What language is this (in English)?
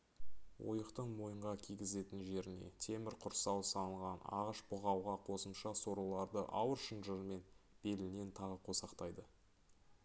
Kazakh